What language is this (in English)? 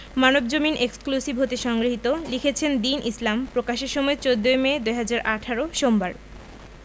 Bangla